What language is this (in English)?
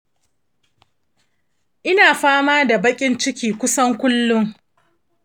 Hausa